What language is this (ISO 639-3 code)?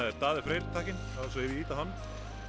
isl